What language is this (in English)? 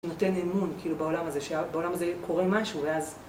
Hebrew